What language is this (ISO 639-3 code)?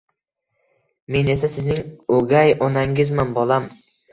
uzb